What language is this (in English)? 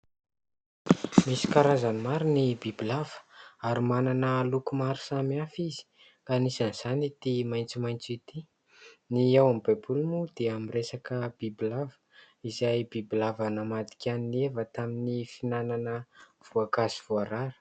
Malagasy